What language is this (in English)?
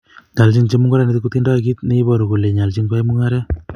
Kalenjin